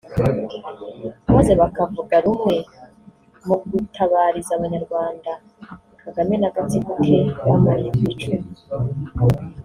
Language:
Kinyarwanda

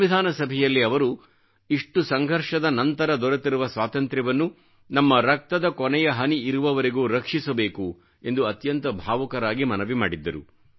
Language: Kannada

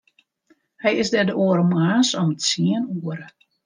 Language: Western Frisian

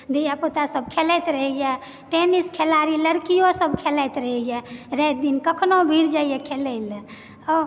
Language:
Maithili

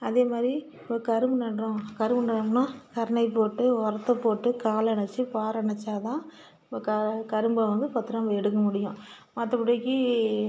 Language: Tamil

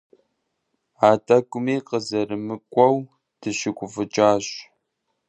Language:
Kabardian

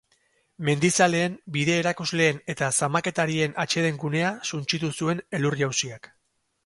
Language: Basque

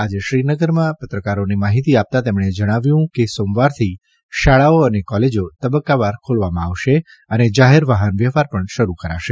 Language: Gujarati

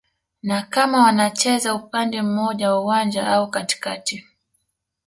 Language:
Swahili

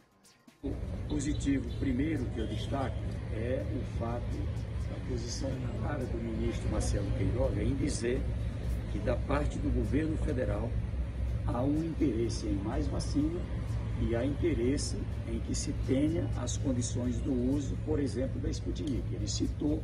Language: Portuguese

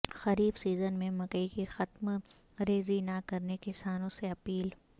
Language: Urdu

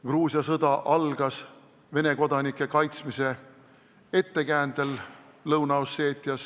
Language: Estonian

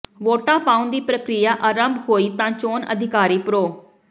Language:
Punjabi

